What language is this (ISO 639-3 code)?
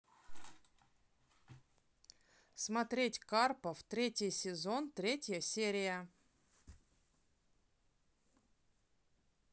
rus